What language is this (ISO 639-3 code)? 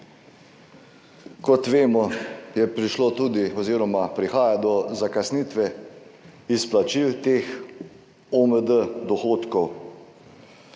slv